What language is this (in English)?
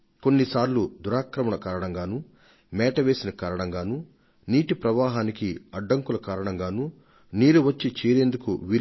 Telugu